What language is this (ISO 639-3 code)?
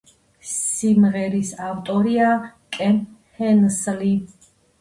kat